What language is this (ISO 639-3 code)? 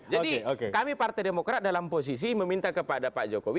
ind